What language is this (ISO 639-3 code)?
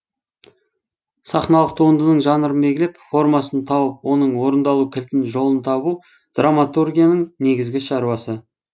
kaz